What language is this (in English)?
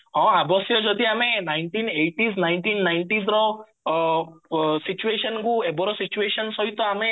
Odia